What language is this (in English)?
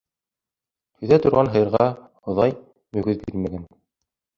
Bashkir